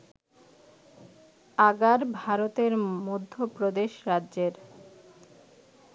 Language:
Bangla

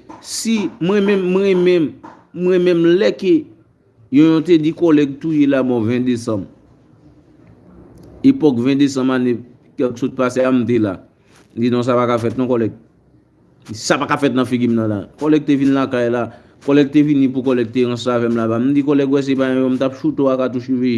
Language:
French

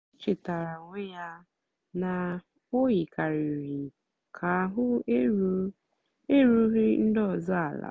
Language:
Igbo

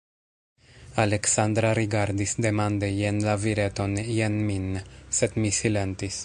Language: Esperanto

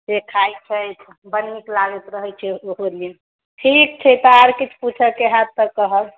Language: Maithili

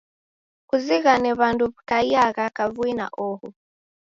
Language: Taita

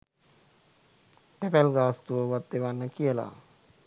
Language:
Sinhala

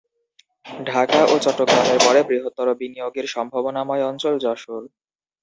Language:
Bangla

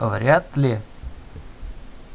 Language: Russian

